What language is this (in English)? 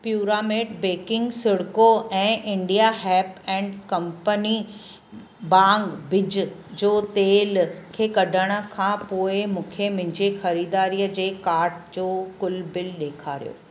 Sindhi